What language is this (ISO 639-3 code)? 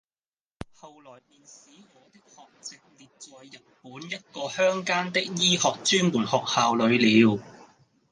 yue